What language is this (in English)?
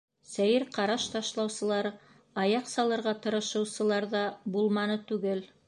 Bashkir